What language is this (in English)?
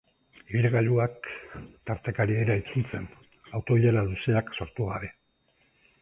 Basque